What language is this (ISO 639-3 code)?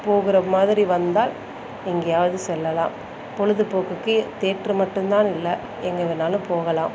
tam